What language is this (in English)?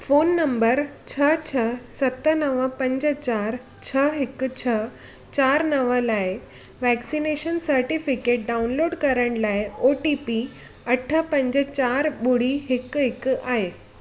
Sindhi